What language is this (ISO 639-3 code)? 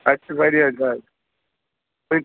kas